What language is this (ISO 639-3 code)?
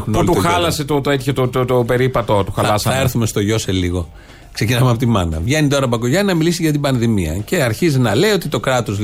ell